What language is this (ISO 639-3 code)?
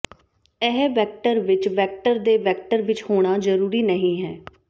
pan